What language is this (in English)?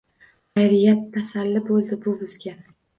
Uzbek